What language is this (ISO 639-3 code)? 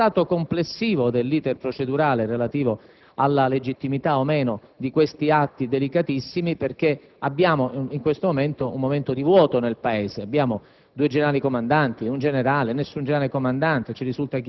ita